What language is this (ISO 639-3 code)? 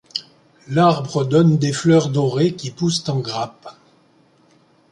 fra